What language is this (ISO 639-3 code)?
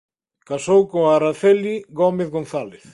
glg